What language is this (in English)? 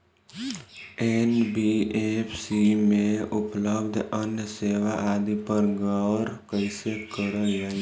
Bhojpuri